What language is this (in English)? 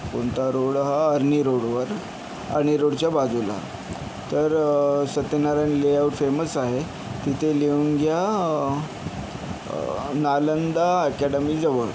Marathi